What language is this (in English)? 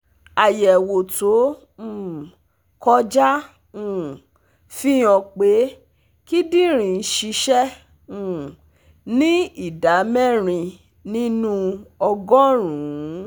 Yoruba